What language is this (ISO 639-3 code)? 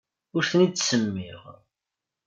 kab